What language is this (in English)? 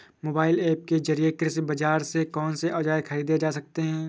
Hindi